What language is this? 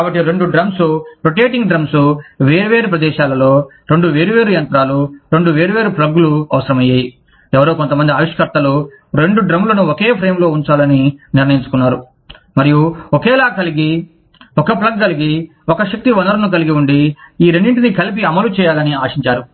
Telugu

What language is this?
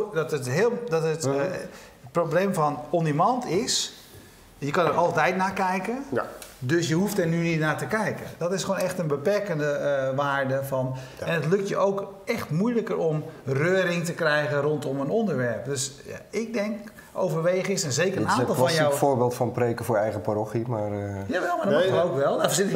Dutch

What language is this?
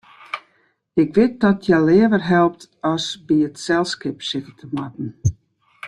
Western Frisian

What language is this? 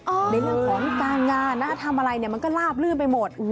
Thai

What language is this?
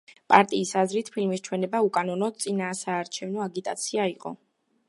Georgian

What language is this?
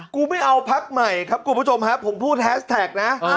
Thai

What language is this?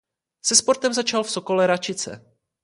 Czech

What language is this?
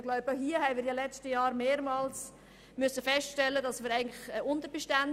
Swiss German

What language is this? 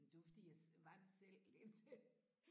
Danish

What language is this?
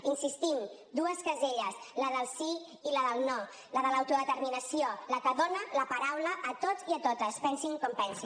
Catalan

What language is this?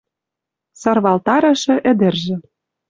Western Mari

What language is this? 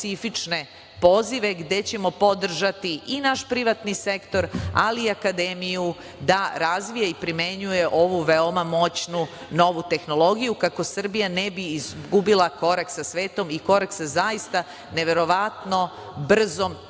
Serbian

